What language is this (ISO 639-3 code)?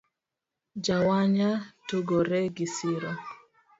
luo